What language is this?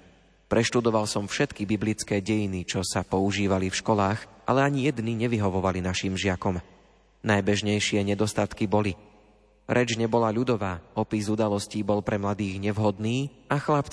Slovak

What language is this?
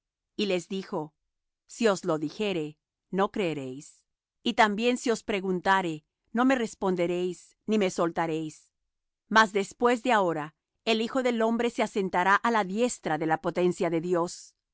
Spanish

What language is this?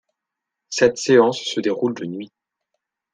French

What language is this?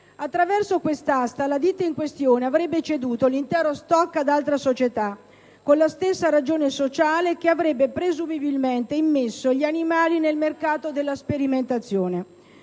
Italian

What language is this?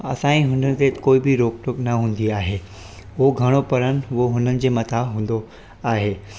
Sindhi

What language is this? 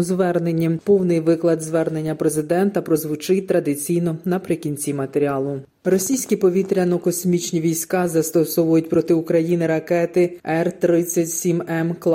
Ukrainian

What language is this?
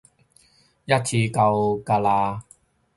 Cantonese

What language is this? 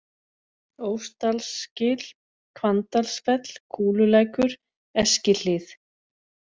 Icelandic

